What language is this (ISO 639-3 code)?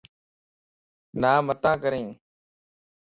lss